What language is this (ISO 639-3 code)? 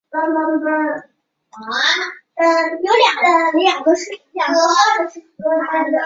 zho